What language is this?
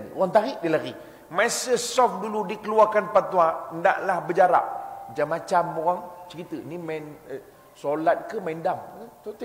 Malay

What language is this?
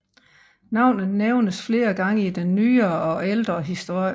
Danish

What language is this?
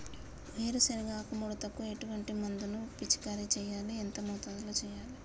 Telugu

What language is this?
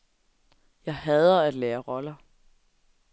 Danish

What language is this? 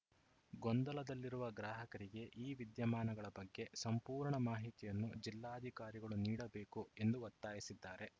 Kannada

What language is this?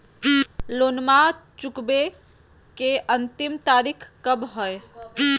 Magahi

